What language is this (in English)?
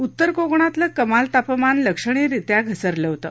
Marathi